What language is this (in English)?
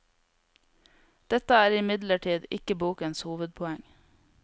Norwegian